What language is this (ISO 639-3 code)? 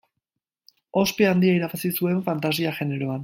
eus